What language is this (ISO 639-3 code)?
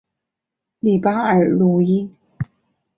zho